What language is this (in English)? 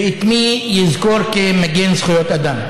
Hebrew